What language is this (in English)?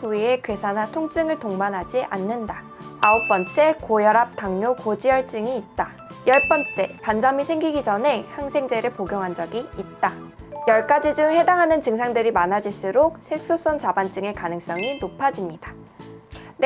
Korean